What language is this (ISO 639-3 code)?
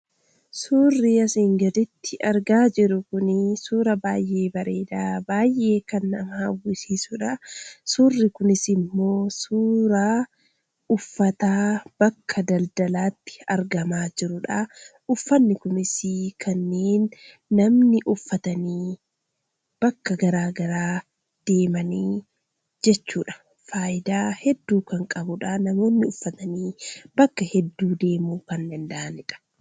orm